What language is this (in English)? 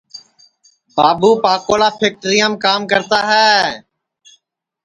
Sansi